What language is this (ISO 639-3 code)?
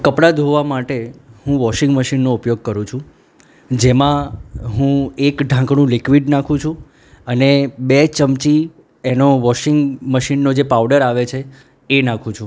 guj